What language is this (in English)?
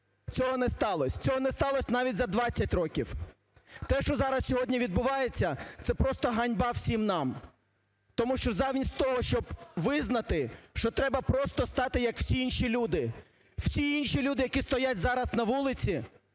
Ukrainian